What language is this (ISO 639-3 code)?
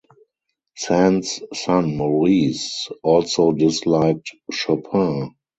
eng